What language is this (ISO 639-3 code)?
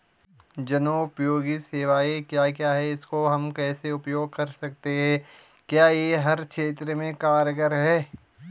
hin